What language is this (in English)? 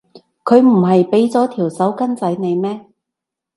Cantonese